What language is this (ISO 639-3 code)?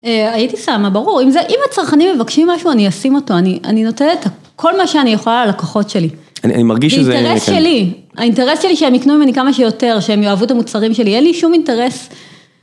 heb